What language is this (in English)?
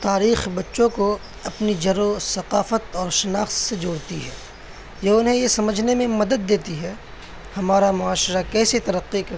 Urdu